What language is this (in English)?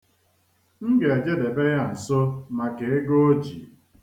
Igbo